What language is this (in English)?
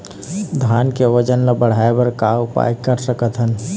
Chhattisgarhi